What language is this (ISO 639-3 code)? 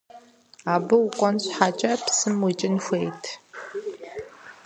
kbd